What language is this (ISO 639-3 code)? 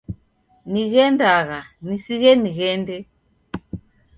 dav